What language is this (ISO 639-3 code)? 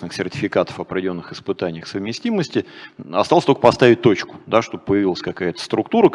rus